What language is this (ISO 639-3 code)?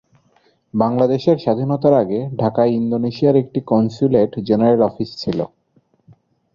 ben